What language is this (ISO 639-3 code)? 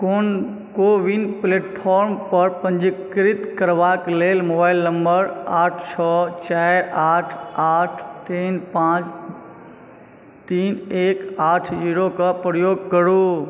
mai